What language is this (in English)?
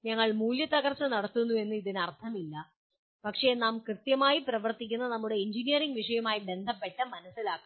Malayalam